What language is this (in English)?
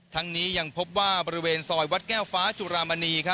Thai